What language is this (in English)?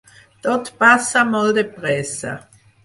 Catalan